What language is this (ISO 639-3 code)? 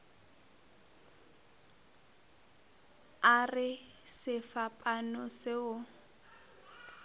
nso